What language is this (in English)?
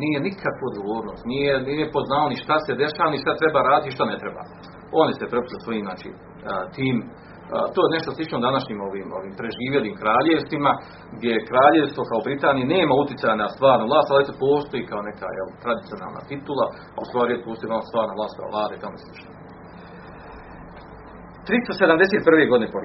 Croatian